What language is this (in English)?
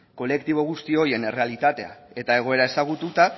Basque